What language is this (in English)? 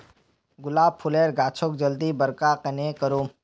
Magahi